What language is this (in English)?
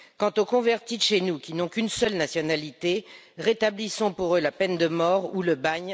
French